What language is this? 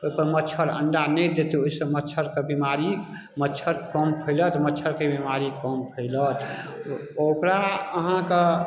Maithili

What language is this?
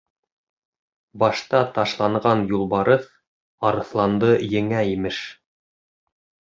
Bashkir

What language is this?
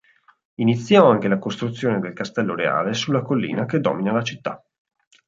Italian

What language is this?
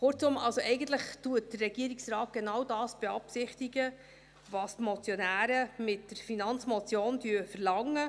Swiss German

